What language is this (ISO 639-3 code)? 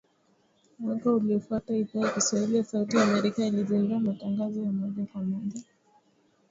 swa